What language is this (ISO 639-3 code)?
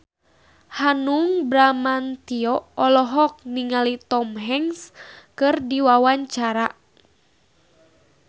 sun